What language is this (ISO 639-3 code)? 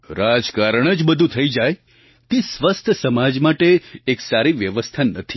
guj